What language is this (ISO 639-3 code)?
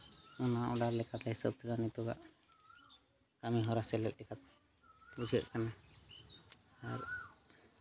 sat